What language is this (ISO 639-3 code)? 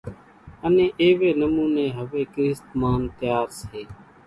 gjk